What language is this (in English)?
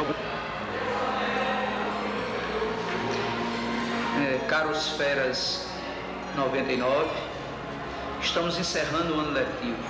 Portuguese